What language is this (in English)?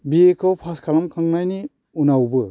Bodo